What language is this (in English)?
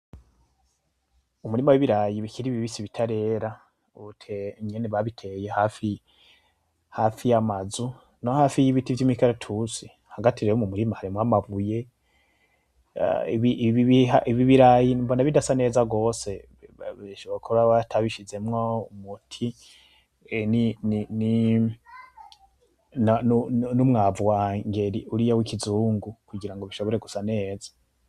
Rundi